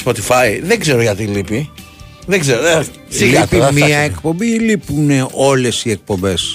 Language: Greek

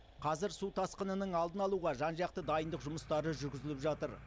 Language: Kazakh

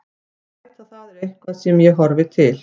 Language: Icelandic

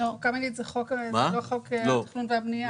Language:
Hebrew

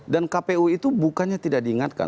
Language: Indonesian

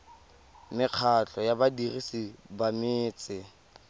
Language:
Tswana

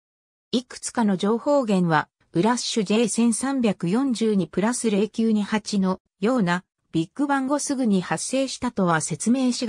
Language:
Japanese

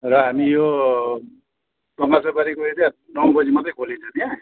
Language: Nepali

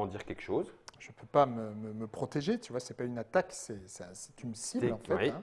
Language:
French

